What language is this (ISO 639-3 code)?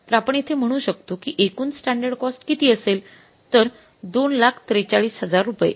mar